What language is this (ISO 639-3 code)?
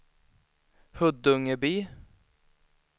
swe